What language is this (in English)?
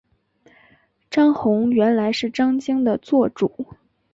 Chinese